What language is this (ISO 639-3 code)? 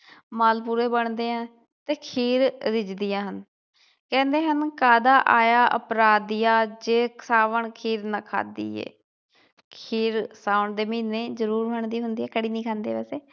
pan